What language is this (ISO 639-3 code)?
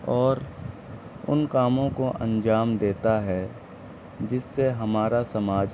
urd